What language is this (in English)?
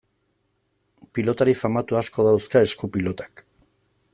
Basque